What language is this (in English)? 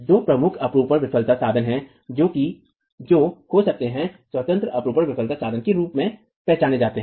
Hindi